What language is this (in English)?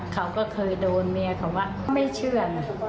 Thai